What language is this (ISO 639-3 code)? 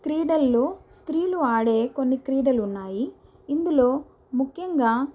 tel